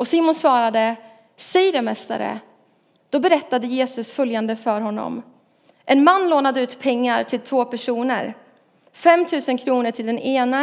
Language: Swedish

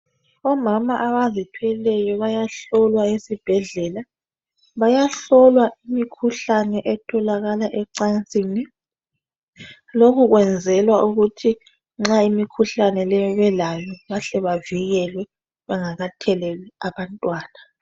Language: North Ndebele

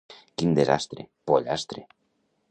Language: Catalan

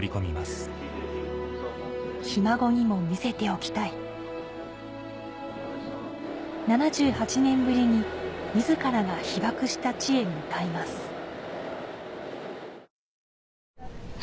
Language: Japanese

